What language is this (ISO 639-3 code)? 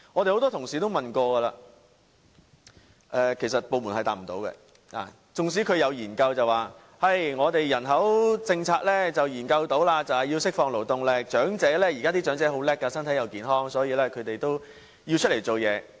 yue